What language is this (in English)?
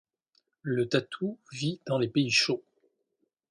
French